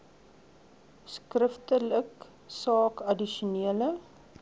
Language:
Afrikaans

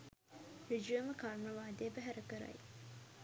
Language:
Sinhala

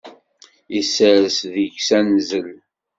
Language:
Kabyle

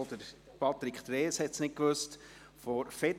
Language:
Swiss German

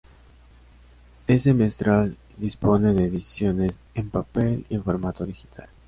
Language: Spanish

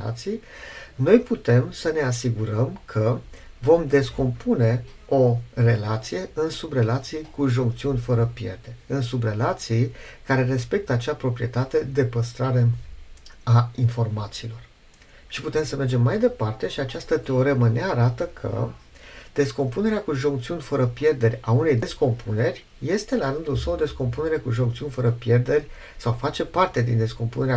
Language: Romanian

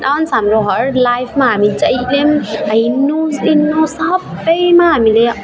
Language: Nepali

